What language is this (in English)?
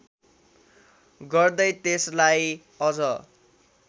Nepali